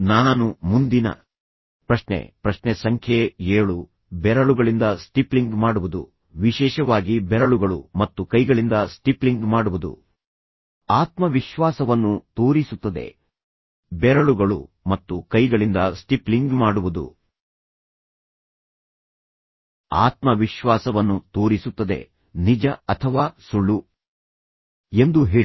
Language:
Kannada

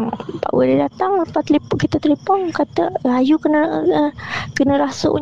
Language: Malay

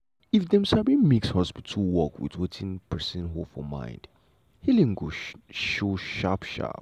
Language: Nigerian Pidgin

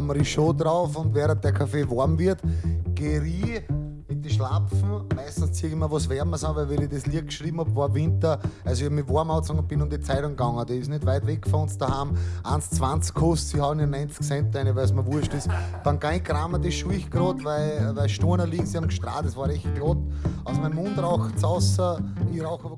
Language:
German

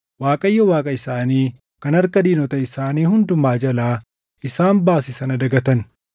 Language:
Oromo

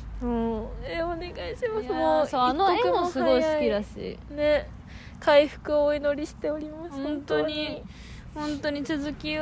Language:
Japanese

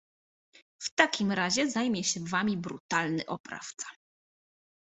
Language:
Polish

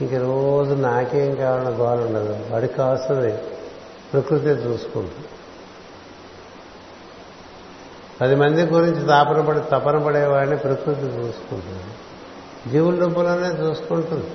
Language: Telugu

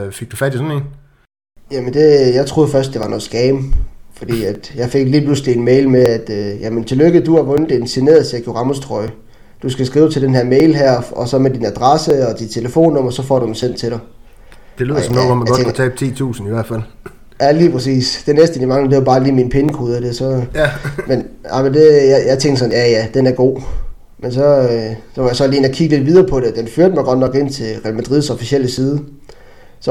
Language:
Danish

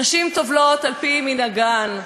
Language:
Hebrew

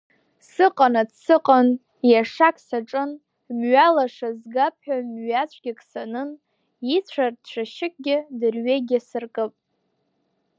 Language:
Abkhazian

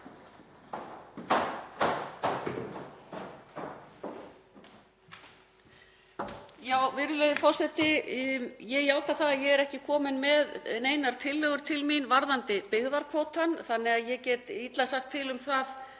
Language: Icelandic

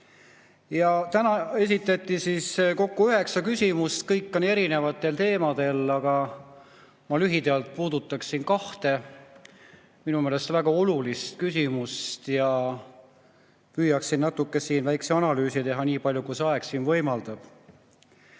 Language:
Estonian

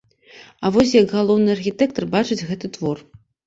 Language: Belarusian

